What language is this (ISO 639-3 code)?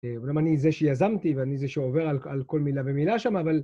heb